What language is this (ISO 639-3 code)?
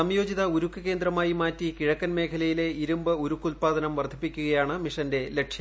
mal